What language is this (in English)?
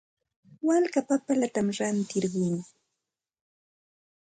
Santa Ana de Tusi Pasco Quechua